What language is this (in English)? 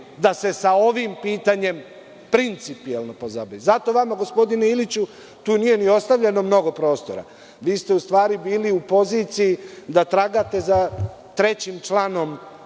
Serbian